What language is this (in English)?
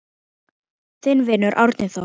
Icelandic